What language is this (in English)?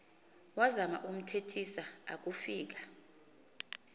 Xhosa